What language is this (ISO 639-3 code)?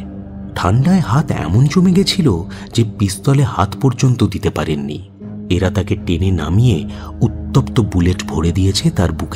hin